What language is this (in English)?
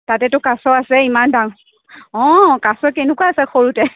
Assamese